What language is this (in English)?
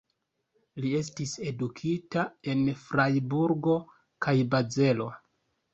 Esperanto